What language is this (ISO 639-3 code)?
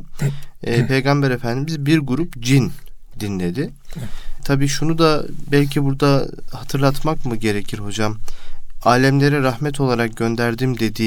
tur